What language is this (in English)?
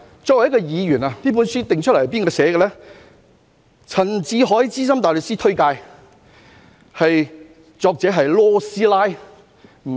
Cantonese